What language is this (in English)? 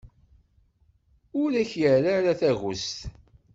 Kabyle